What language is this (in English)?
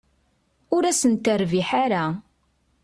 Kabyle